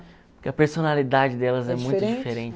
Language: Portuguese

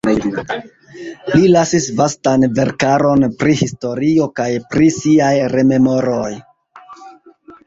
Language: Esperanto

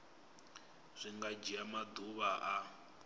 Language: Venda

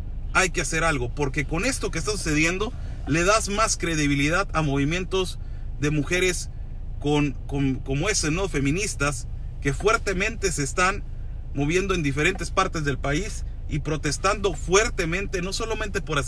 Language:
Spanish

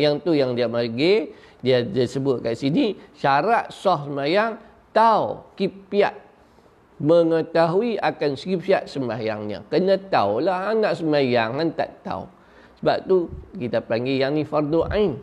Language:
Malay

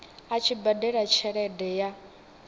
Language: Venda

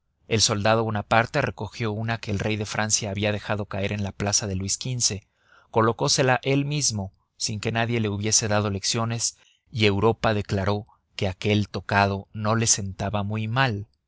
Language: Spanish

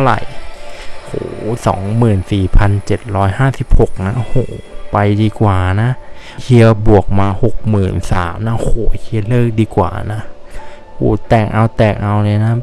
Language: Thai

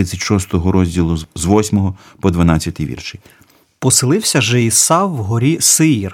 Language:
Ukrainian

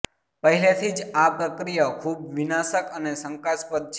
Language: Gujarati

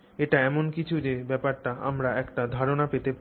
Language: Bangla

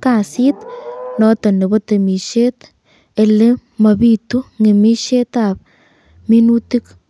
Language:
Kalenjin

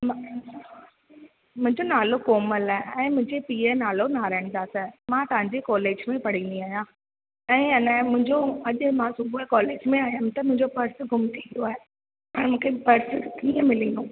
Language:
Sindhi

